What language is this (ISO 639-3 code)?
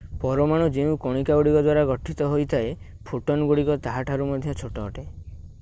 ori